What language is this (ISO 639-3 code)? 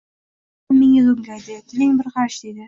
uzb